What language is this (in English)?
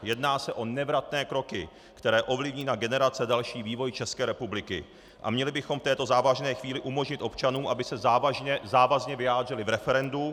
Czech